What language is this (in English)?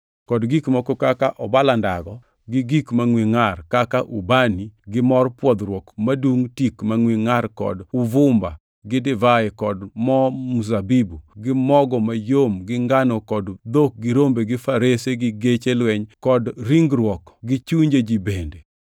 Luo (Kenya and Tanzania)